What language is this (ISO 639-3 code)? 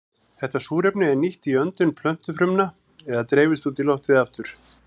isl